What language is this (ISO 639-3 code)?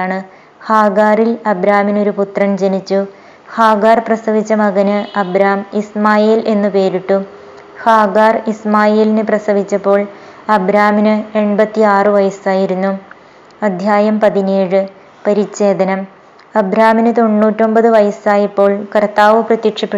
mal